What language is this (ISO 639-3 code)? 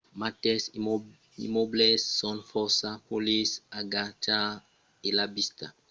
oci